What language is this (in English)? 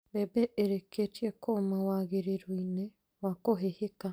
Kikuyu